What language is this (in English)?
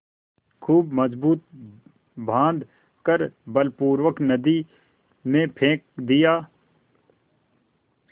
Hindi